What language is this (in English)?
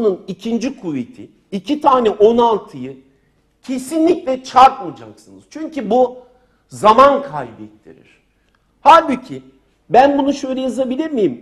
Turkish